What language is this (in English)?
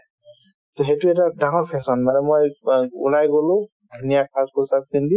Assamese